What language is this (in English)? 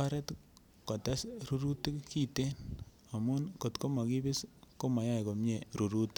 Kalenjin